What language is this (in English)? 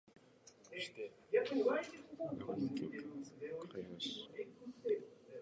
Japanese